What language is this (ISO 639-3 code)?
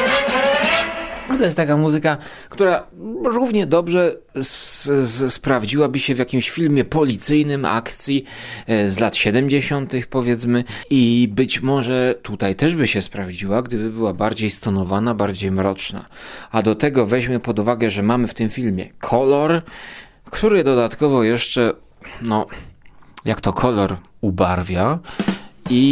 pol